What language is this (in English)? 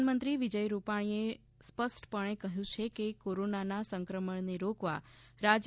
Gujarati